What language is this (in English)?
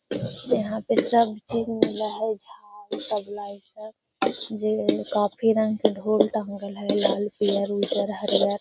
Magahi